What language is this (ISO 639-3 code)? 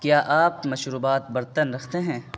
urd